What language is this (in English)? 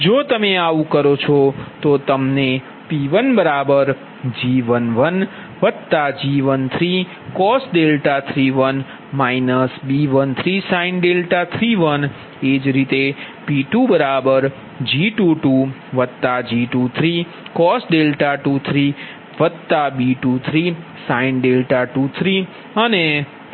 Gujarati